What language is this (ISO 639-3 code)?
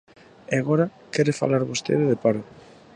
glg